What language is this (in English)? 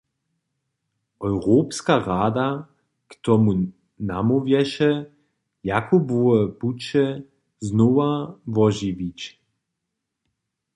Upper Sorbian